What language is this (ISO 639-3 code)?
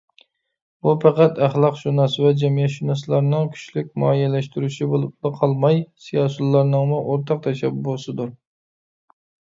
uig